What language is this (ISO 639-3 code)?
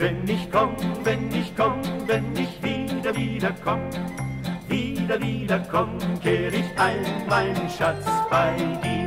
deu